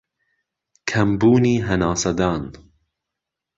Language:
Central Kurdish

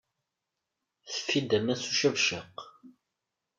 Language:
Kabyle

